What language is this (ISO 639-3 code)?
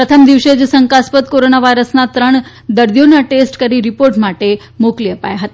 guj